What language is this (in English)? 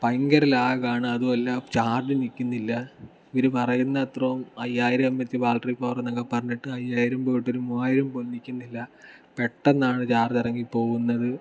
Malayalam